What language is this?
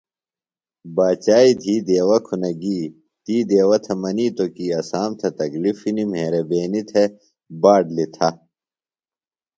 Phalura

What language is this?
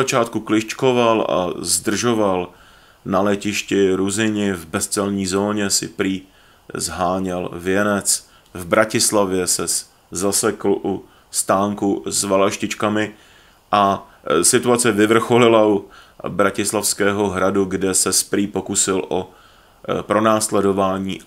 Czech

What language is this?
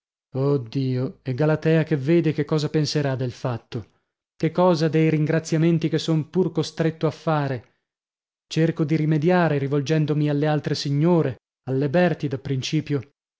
Italian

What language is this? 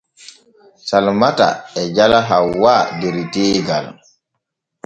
Borgu Fulfulde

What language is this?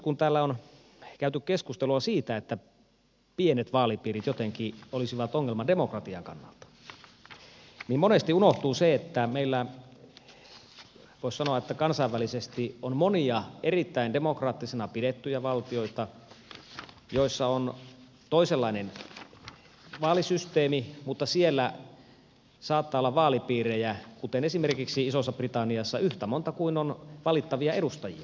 Finnish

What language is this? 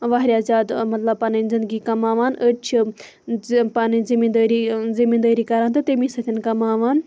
Kashmiri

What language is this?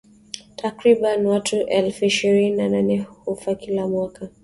Swahili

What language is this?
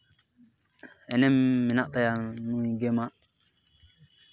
Santali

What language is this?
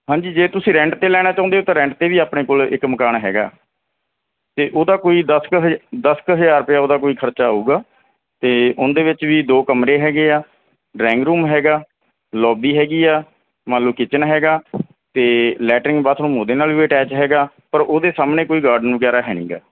Punjabi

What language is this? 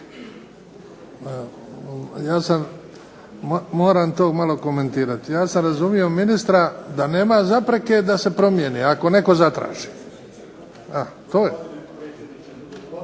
Croatian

